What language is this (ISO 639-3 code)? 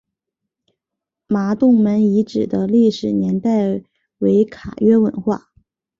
zho